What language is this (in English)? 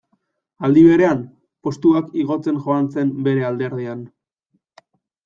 Basque